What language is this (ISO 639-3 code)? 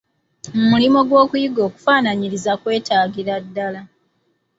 lug